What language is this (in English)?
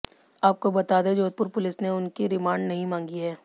Hindi